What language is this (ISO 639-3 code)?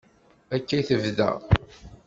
kab